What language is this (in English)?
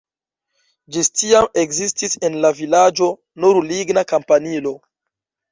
Esperanto